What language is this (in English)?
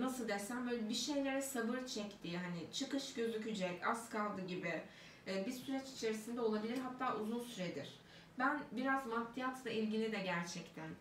Turkish